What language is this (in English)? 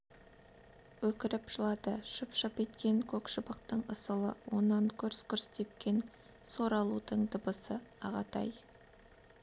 Kazakh